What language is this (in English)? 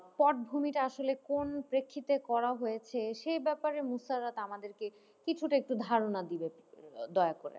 Bangla